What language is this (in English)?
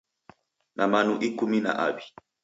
Taita